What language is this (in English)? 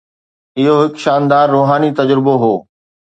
Sindhi